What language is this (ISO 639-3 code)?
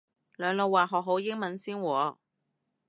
yue